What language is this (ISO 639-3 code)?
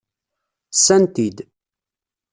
kab